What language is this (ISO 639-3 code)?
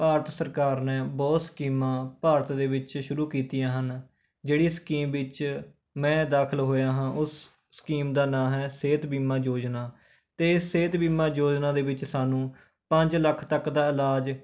pan